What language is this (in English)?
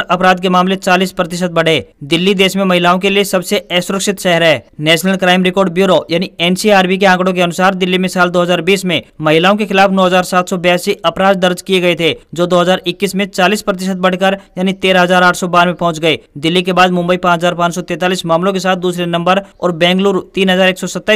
Hindi